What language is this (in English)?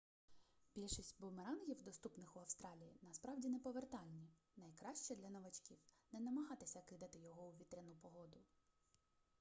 Ukrainian